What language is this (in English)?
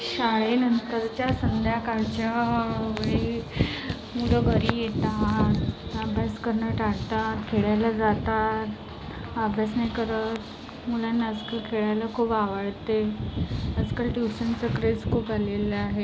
Marathi